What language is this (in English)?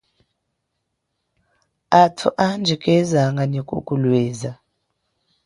Chokwe